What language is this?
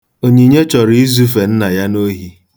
Igbo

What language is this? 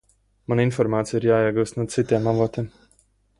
Latvian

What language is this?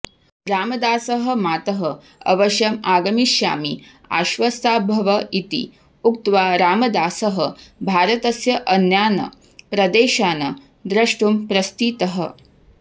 Sanskrit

